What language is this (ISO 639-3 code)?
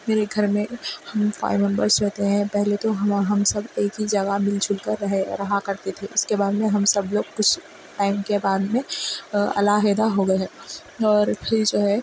urd